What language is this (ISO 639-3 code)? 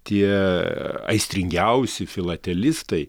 lit